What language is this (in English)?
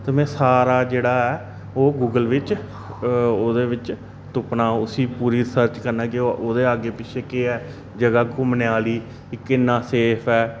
Dogri